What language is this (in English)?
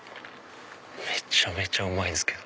Japanese